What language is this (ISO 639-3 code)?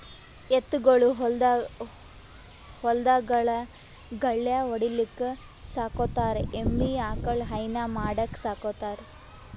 kan